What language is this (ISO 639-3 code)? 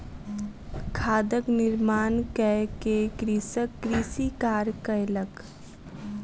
mai